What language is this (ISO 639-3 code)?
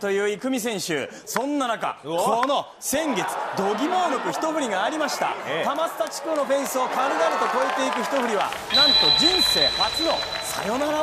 jpn